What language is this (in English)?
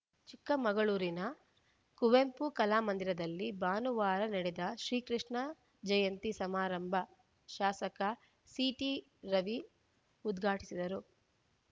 Kannada